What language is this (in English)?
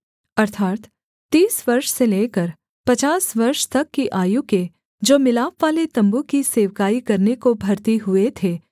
Hindi